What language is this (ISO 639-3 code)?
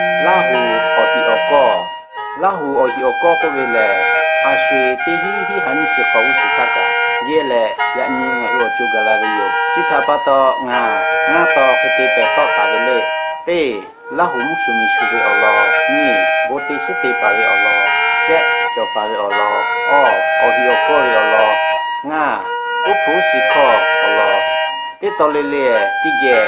tha